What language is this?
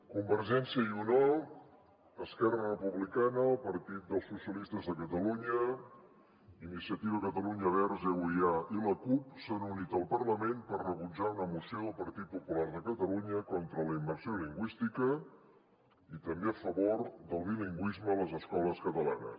Catalan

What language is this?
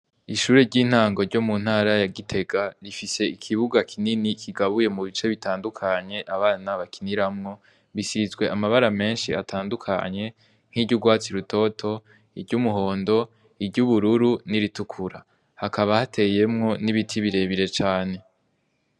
Rundi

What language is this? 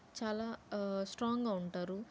Telugu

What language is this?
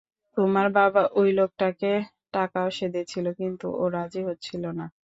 Bangla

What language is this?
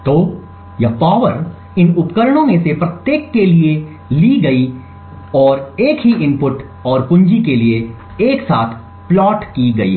Hindi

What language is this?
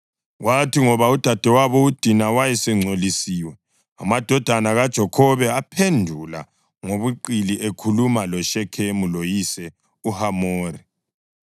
North Ndebele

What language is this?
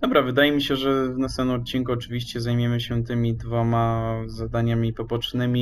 Polish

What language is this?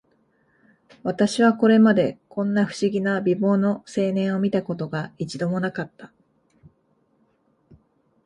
Japanese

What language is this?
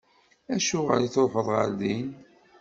Kabyle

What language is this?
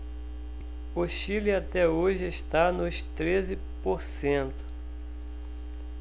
Portuguese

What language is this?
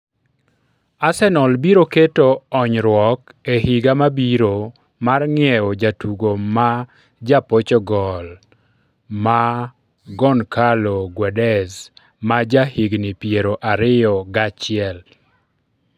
Luo (Kenya and Tanzania)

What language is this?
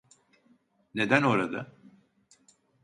Turkish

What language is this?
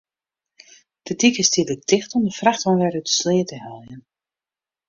Western Frisian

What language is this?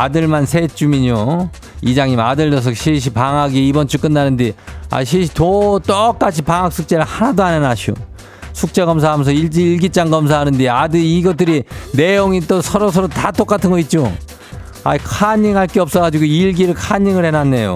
Korean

